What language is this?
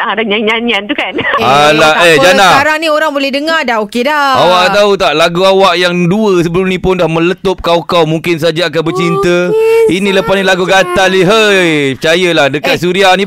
Malay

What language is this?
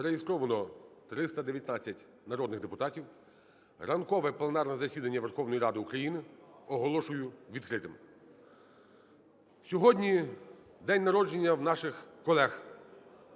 Ukrainian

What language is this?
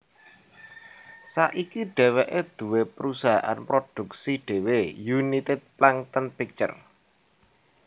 Javanese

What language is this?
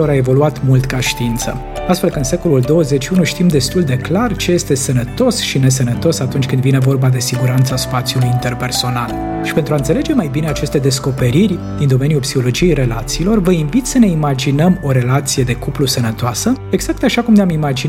Romanian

